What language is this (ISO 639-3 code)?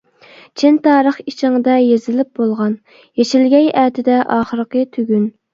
uig